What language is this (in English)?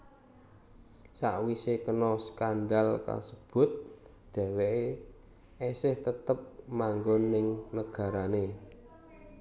Javanese